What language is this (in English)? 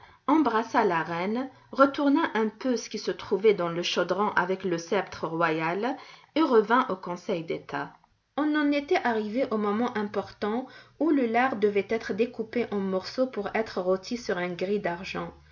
French